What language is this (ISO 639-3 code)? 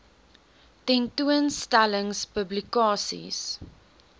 afr